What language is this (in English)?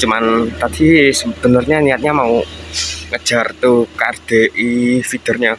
Indonesian